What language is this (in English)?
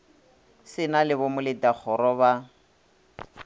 Northern Sotho